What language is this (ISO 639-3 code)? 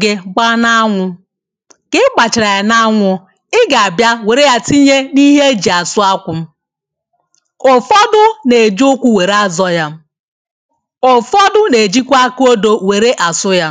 ibo